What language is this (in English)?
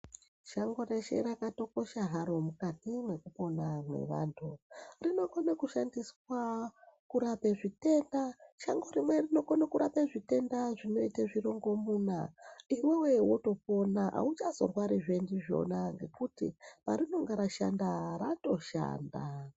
Ndau